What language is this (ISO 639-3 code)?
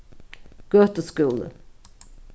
fao